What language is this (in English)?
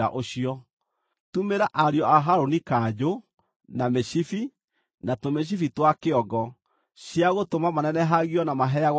Kikuyu